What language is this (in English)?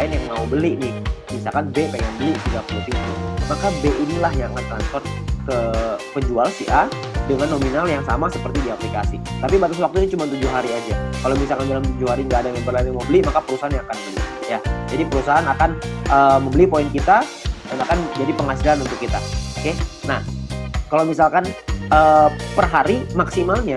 Indonesian